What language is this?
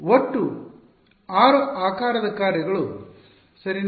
Kannada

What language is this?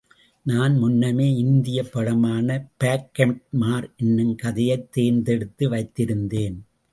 Tamil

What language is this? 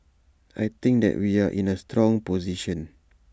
English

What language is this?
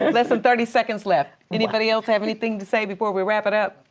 English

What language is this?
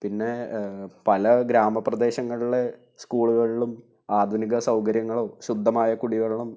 Malayalam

